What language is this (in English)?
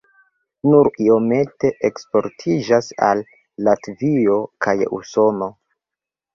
Esperanto